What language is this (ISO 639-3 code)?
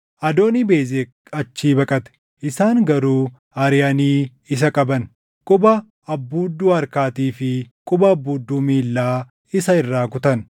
orm